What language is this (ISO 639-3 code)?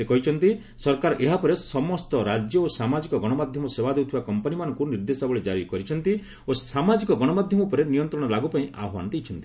ori